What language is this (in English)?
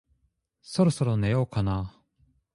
Japanese